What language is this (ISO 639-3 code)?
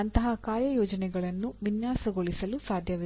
kan